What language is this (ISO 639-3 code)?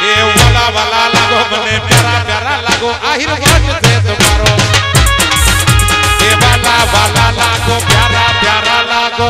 guj